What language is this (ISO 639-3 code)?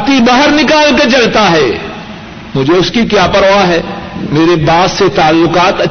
urd